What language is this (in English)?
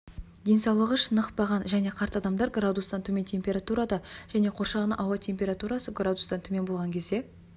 Kazakh